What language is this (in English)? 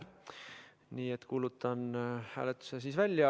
Estonian